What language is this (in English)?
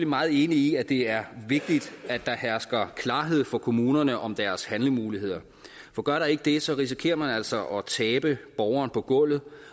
Danish